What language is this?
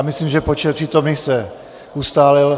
Czech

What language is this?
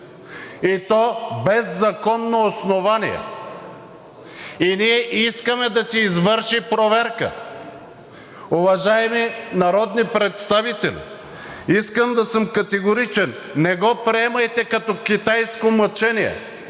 Bulgarian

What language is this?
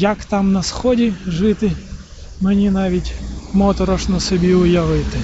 Ukrainian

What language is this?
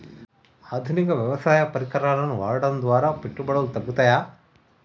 Telugu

